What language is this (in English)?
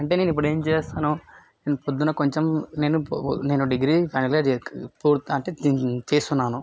Telugu